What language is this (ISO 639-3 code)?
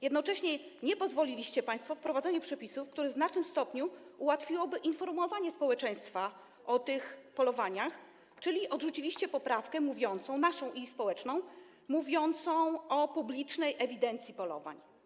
pol